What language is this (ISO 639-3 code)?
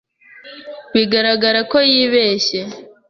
kin